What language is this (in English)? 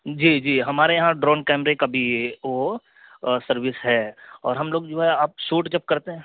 Urdu